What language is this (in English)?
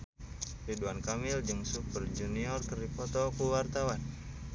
Sundanese